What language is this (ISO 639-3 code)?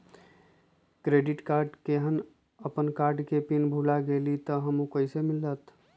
mag